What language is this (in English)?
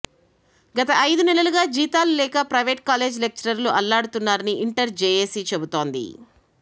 Telugu